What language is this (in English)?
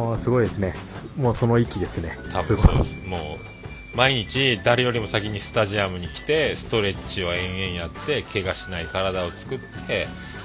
Japanese